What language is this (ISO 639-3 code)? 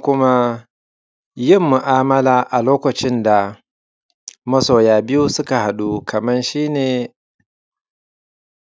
hau